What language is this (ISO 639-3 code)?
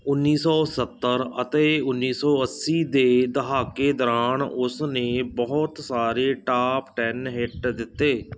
pan